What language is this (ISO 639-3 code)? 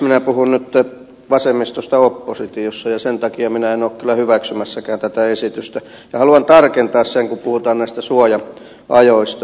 fin